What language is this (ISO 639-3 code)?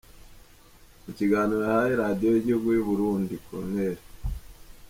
kin